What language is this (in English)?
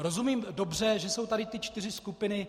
Czech